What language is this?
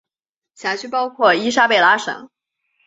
Chinese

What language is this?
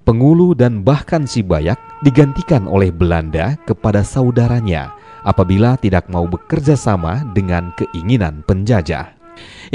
Indonesian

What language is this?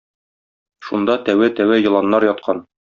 Tatar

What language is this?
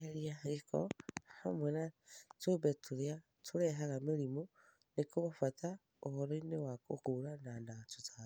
Kikuyu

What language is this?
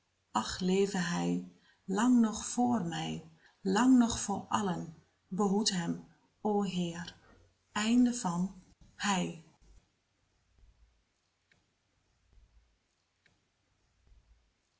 Dutch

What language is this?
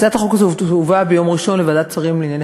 Hebrew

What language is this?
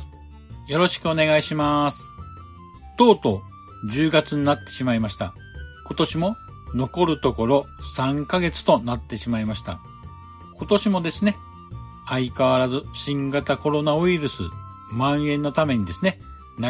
Japanese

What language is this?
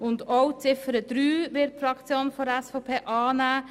Swiss German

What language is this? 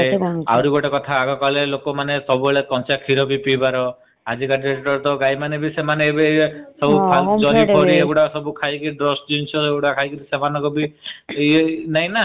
Odia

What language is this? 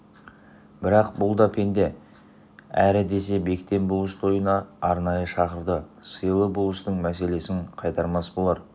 Kazakh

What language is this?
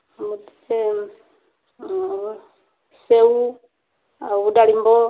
Odia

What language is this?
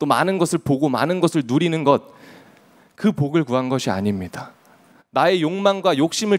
Korean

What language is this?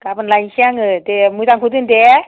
Bodo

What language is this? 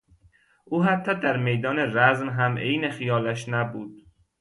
Persian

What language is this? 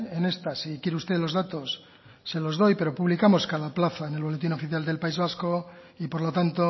Spanish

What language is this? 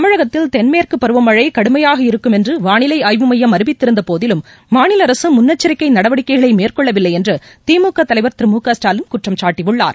Tamil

